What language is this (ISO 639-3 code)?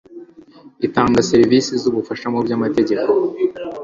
kin